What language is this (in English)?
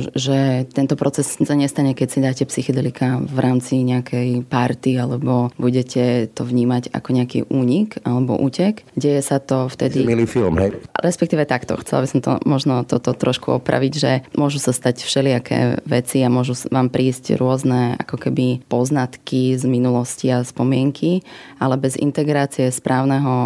Slovak